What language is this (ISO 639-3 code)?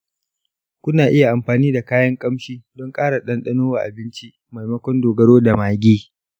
hau